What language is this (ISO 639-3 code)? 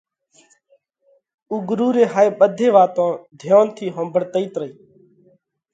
kvx